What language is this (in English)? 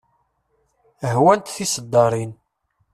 Kabyle